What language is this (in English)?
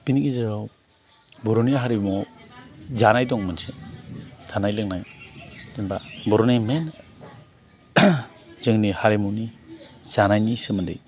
Bodo